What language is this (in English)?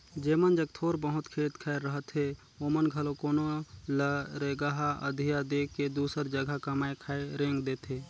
Chhattisgarhi